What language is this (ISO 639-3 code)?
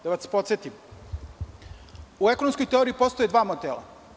srp